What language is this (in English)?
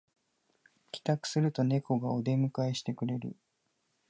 Japanese